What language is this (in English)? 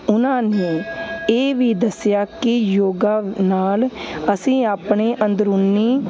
Punjabi